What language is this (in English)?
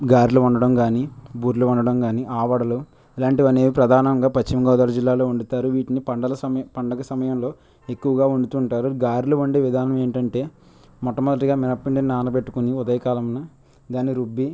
Telugu